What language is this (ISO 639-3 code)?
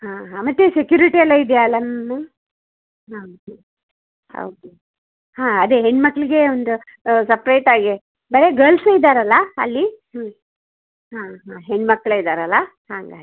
kan